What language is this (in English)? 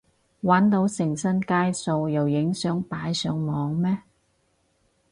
Cantonese